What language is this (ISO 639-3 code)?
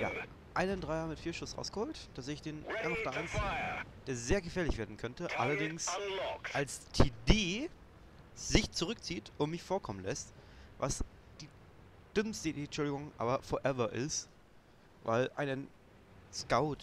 deu